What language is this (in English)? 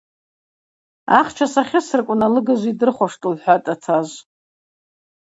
Abaza